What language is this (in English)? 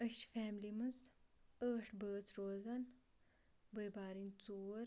Kashmiri